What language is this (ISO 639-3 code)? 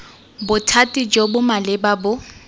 tsn